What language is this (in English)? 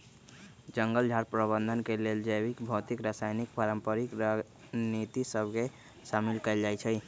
Magahi